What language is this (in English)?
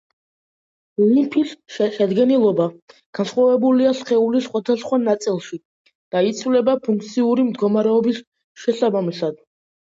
Georgian